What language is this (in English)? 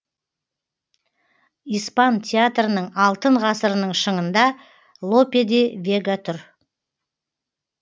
Kazakh